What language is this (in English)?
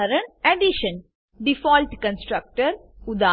Gujarati